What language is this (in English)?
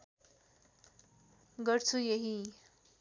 Nepali